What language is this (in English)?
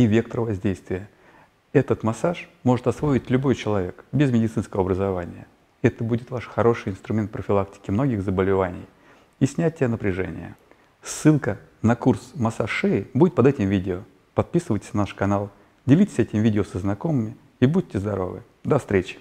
Russian